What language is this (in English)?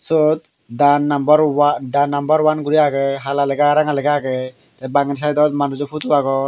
Chakma